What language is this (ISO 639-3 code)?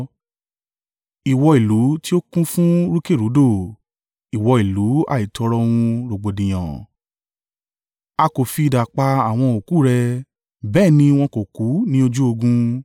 yor